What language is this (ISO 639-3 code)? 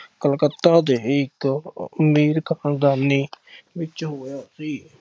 pan